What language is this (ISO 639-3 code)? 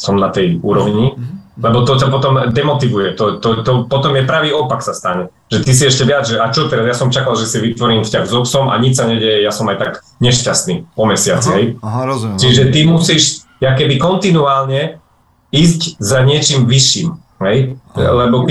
slk